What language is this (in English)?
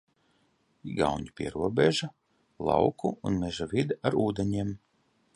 Latvian